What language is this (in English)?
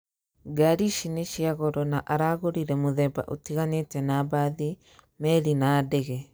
Kikuyu